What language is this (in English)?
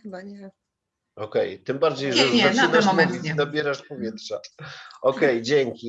Polish